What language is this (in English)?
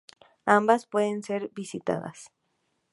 Spanish